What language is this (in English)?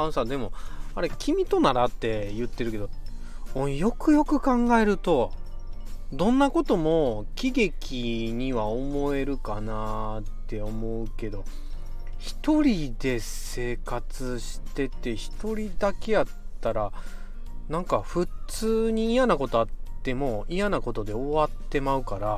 Japanese